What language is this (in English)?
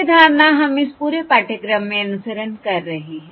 Hindi